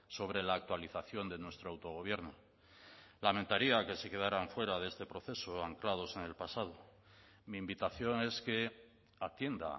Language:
Spanish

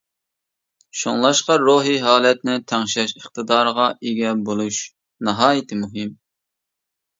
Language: Uyghur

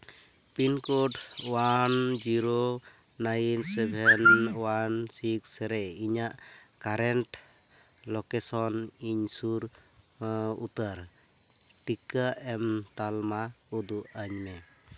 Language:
Santali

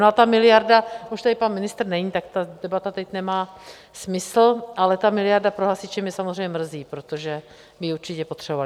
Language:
Czech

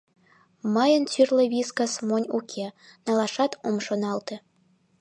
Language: Mari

